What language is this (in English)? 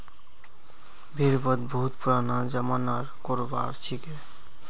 Magahi